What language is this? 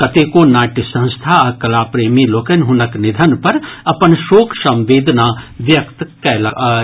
Maithili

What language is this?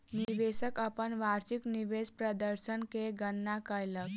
Maithili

